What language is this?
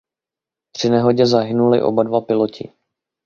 Czech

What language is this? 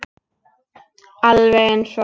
Icelandic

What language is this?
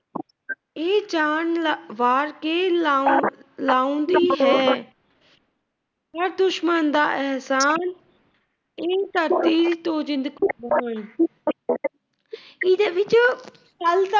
Punjabi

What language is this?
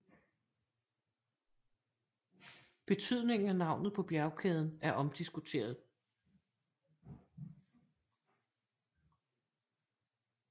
Danish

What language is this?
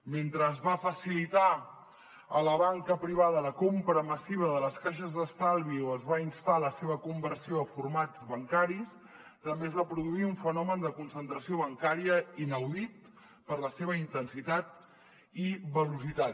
Catalan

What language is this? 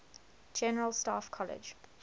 English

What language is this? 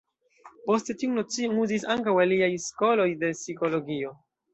Esperanto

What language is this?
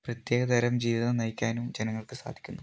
Malayalam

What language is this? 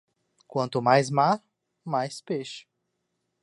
Portuguese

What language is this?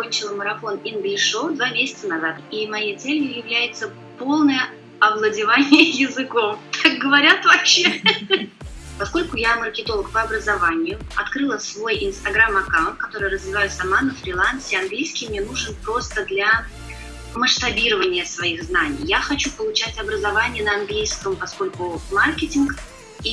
Russian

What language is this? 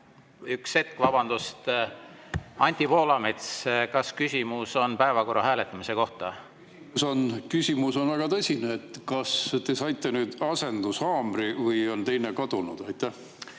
Estonian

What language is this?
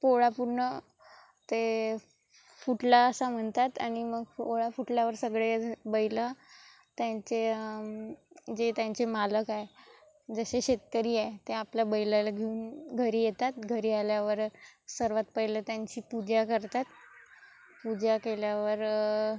Marathi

